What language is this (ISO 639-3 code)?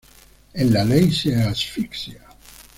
spa